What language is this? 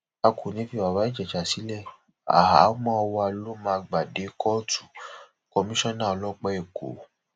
Yoruba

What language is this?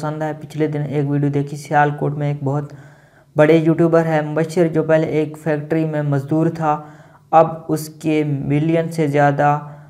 Romanian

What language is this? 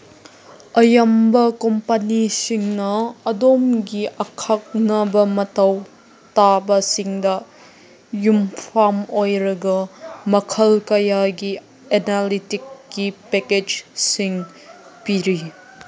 Manipuri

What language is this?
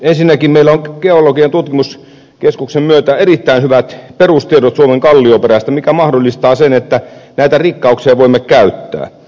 Finnish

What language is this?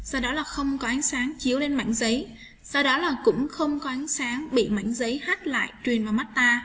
Vietnamese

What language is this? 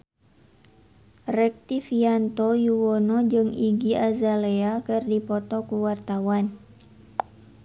Sundanese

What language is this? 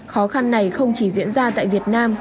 Vietnamese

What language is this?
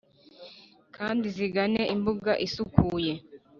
Kinyarwanda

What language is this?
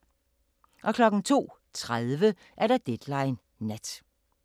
Danish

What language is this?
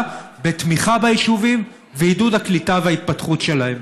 Hebrew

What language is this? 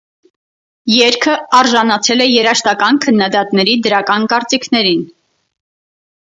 Armenian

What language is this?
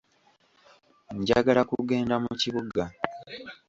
Ganda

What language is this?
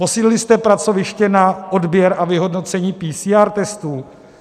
Czech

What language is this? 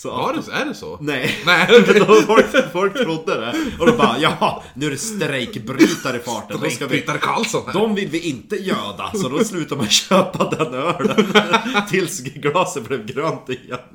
Swedish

